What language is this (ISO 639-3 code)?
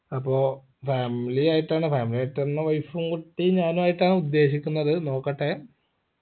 mal